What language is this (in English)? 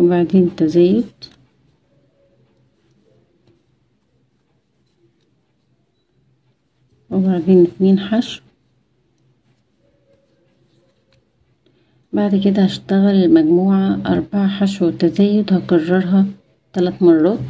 Arabic